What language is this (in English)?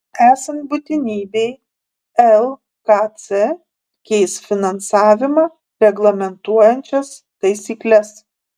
Lithuanian